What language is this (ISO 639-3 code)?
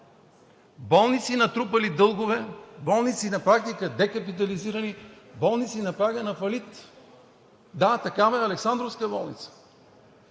bul